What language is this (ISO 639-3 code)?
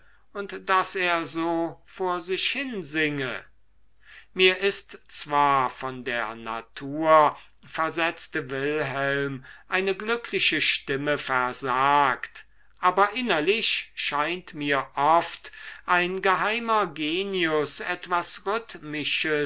deu